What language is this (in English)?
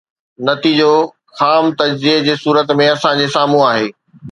Sindhi